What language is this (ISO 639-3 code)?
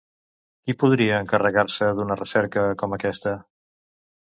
cat